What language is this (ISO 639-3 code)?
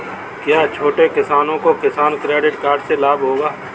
hin